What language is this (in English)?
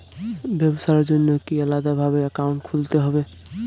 Bangla